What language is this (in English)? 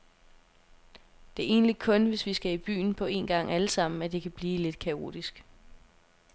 Danish